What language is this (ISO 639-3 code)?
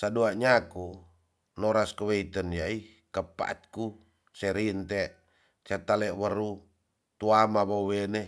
txs